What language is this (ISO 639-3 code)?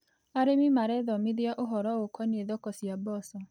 kik